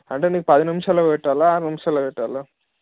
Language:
Telugu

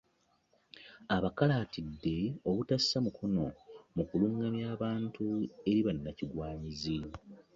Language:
Ganda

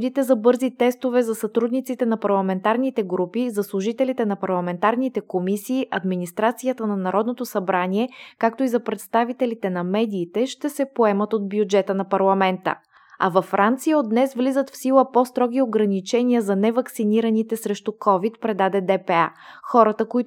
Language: Bulgarian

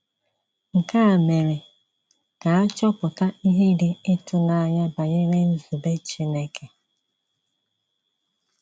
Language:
Igbo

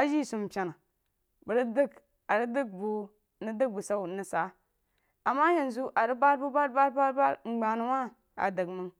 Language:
Jiba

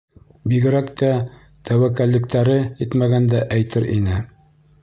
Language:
Bashkir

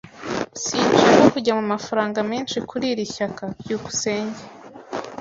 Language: Kinyarwanda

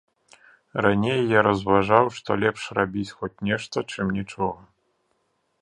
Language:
Belarusian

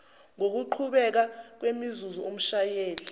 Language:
Zulu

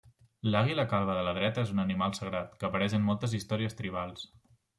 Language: Catalan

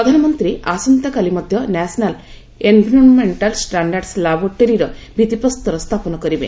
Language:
Odia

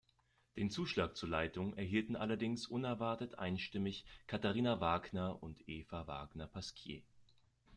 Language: German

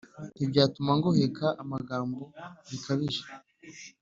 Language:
Kinyarwanda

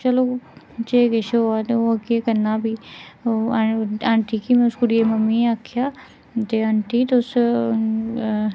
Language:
Dogri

